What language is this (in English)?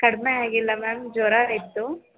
Kannada